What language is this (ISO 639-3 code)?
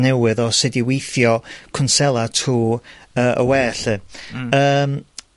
cym